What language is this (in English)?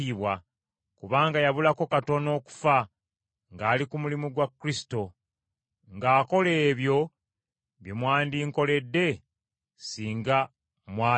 Ganda